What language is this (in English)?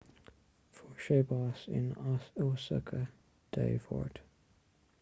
Irish